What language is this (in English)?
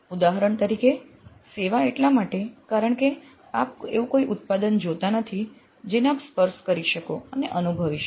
Gujarati